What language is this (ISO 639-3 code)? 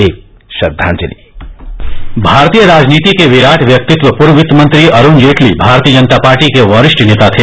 hin